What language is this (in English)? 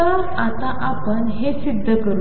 Marathi